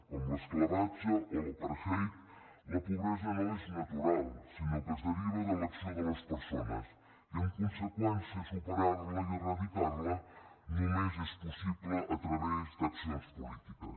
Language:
Catalan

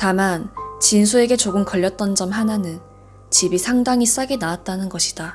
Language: Korean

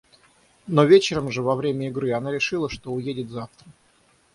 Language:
Russian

